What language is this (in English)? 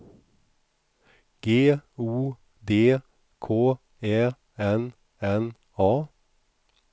Swedish